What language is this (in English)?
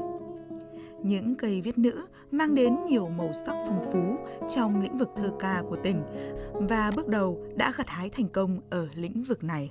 Vietnamese